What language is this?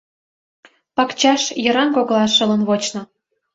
Mari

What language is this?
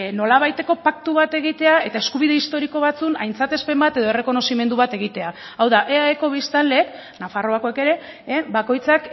Basque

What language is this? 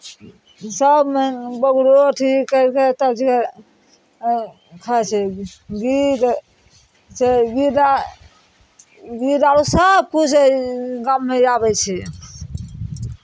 Maithili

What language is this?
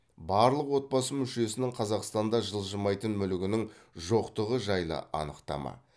Kazakh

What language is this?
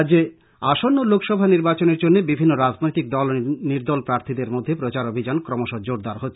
Bangla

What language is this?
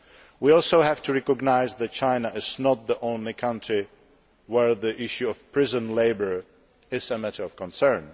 English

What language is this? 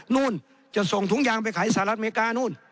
Thai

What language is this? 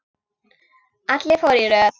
Icelandic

